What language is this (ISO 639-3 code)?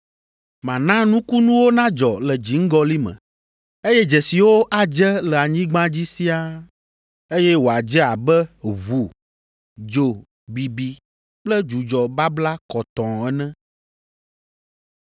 ewe